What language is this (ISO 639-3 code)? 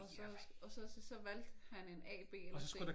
dan